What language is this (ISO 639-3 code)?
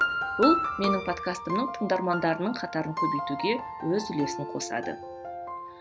kaz